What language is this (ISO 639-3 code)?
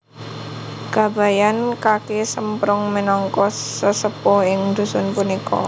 jav